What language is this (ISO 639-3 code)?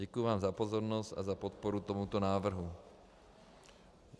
ces